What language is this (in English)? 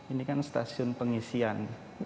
Indonesian